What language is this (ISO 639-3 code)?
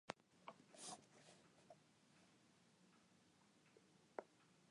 fry